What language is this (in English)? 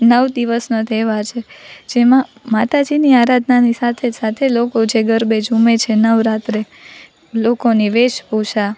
Gujarati